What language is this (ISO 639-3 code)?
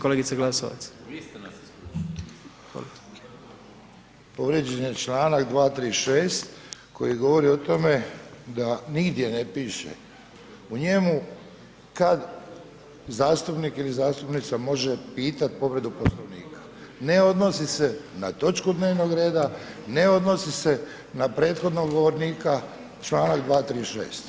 hrv